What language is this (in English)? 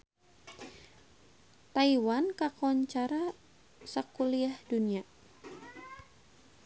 Sundanese